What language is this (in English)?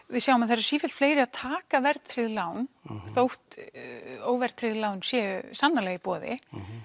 Icelandic